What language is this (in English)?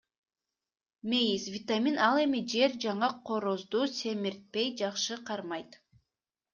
Kyrgyz